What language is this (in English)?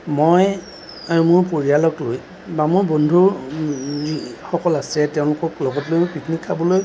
Assamese